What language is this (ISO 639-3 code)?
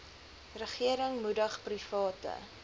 afr